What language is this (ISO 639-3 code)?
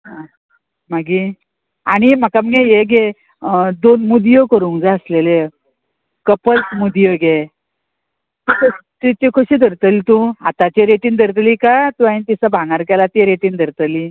kok